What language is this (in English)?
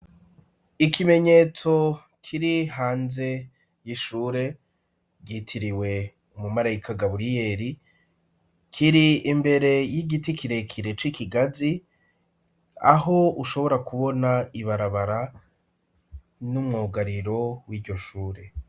Rundi